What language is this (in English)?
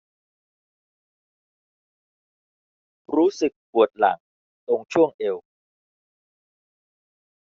Thai